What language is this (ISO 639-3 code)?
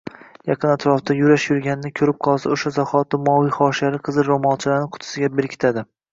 uzb